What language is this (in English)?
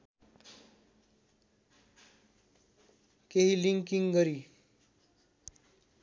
Nepali